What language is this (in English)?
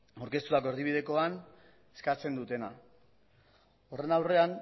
Basque